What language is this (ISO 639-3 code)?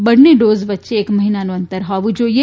guj